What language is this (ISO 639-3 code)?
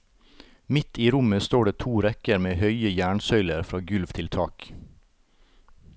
nor